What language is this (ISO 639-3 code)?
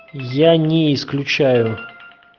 rus